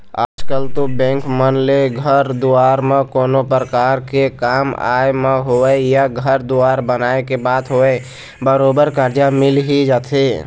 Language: Chhattisgarhi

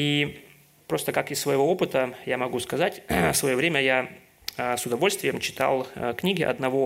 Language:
Russian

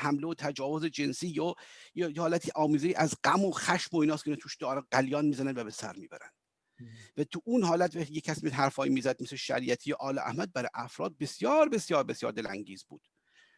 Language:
Persian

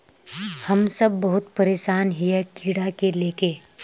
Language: Magahi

